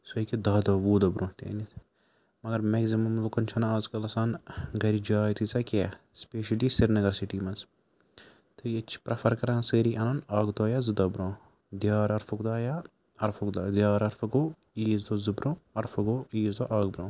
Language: Kashmiri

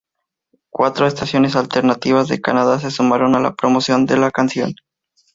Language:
Spanish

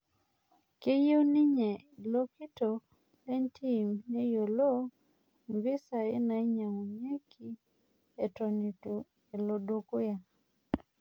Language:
Masai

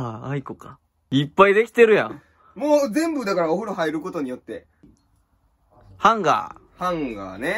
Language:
Japanese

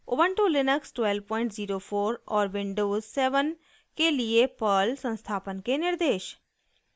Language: Hindi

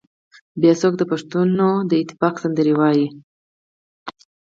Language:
Pashto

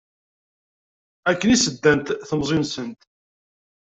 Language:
Kabyle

